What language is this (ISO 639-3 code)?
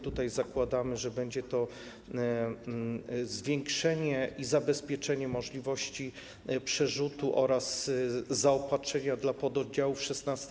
pol